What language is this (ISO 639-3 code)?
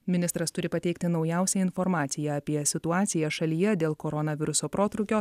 lit